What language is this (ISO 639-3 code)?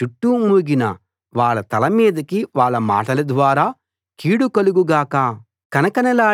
tel